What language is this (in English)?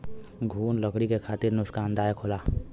Bhojpuri